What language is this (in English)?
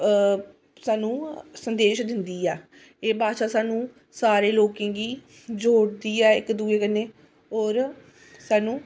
Dogri